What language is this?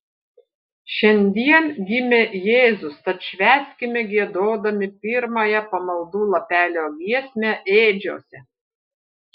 Lithuanian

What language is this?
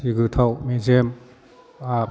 Bodo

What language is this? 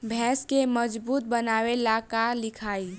Bhojpuri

